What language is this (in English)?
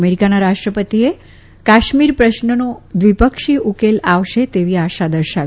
Gujarati